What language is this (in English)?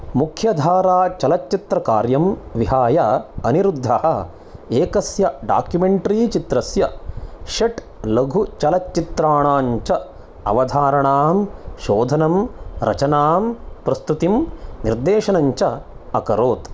Sanskrit